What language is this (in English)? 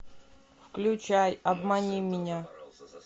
Russian